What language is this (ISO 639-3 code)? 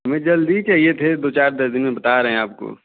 hin